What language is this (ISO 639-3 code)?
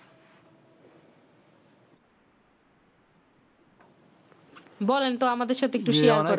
ben